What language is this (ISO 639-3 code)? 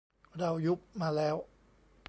tha